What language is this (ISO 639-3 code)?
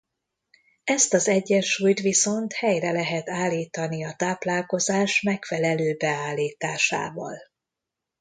hun